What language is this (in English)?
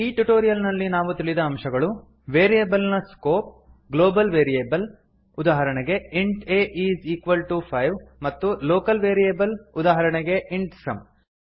Kannada